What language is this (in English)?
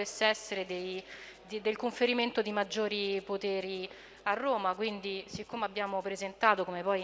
Italian